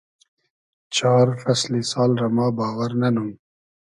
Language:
Hazaragi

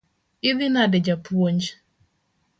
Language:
Luo (Kenya and Tanzania)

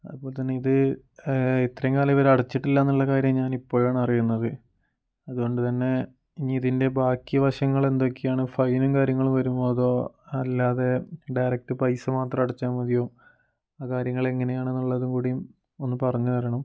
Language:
Malayalam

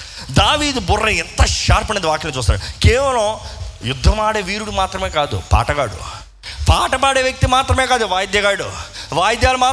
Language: Telugu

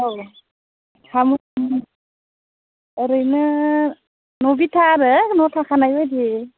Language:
Bodo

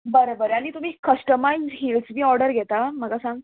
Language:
Konkani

